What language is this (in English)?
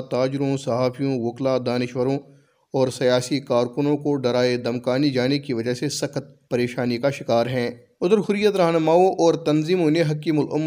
Urdu